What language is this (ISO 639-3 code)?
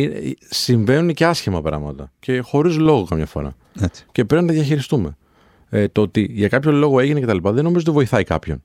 ell